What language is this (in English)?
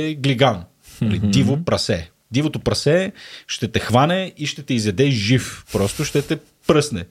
Bulgarian